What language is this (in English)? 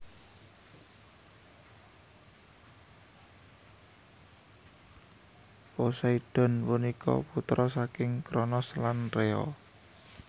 Javanese